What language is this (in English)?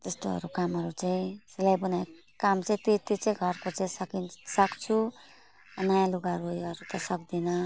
Nepali